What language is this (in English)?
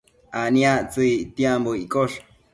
Matsés